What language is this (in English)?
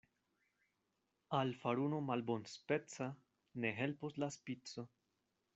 Esperanto